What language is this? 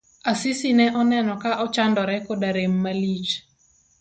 Luo (Kenya and Tanzania)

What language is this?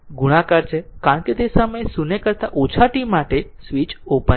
Gujarati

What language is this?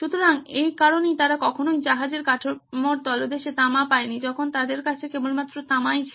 Bangla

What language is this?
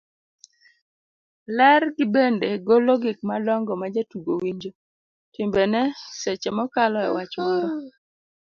Luo (Kenya and Tanzania)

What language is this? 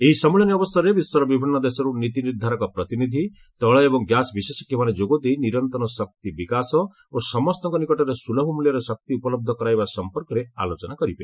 Odia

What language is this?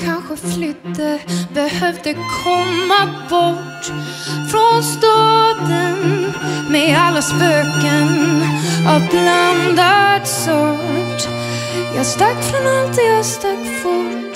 Swedish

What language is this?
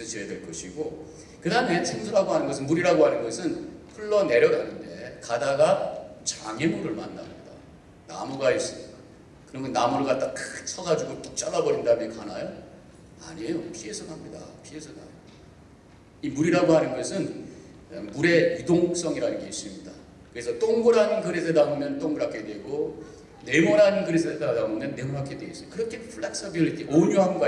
Korean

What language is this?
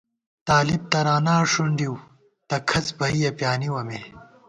Gawar-Bati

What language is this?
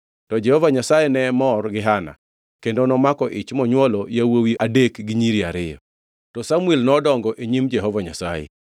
Luo (Kenya and Tanzania)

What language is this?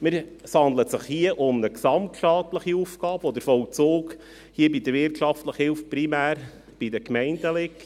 Swiss German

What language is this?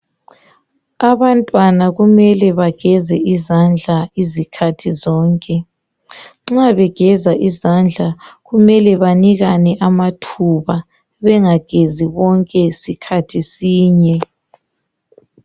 North Ndebele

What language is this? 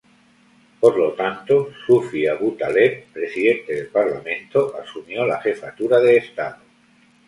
Spanish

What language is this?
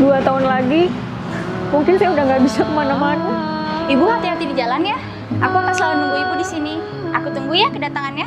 Indonesian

